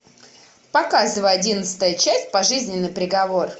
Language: Russian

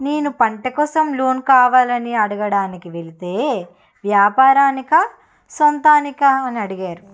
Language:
Telugu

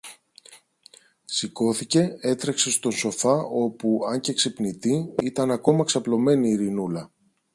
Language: Greek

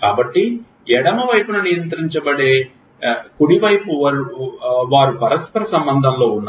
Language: Telugu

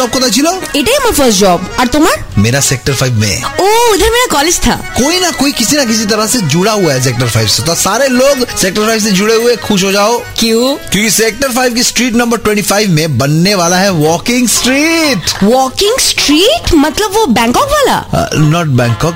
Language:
Hindi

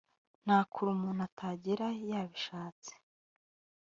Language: Kinyarwanda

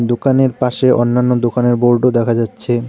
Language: Bangla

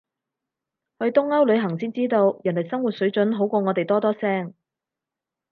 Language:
Cantonese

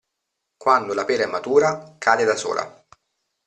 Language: Italian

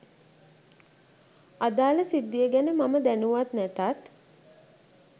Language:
Sinhala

